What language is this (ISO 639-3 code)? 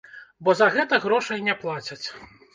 bel